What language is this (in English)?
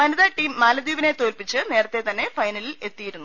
Malayalam